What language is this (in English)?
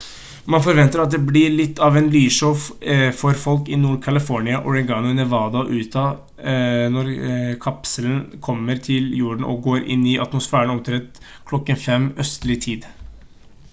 Norwegian Bokmål